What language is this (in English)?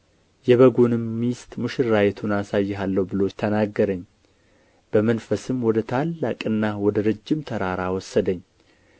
Amharic